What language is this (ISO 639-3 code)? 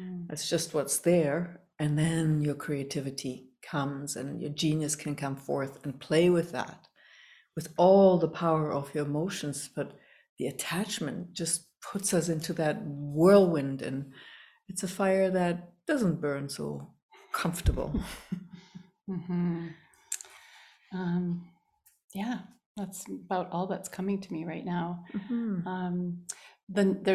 eng